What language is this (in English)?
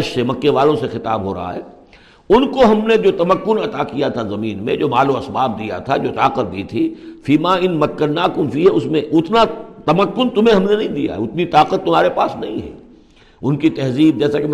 Urdu